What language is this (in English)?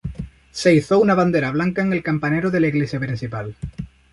Spanish